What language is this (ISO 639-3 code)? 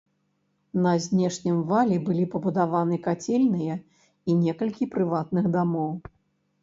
bel